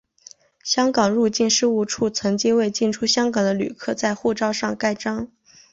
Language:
Chinese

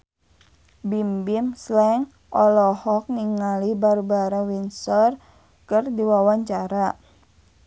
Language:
Sundanese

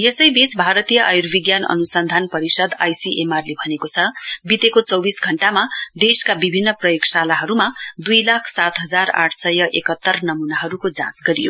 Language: Nepali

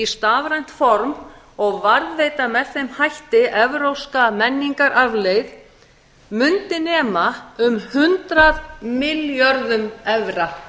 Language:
Icelandic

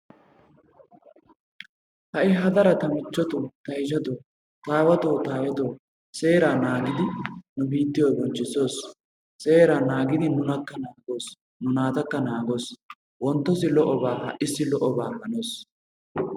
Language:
Wolaytta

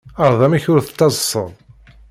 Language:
Kabyle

